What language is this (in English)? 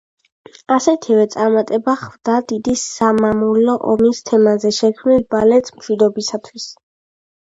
Georgian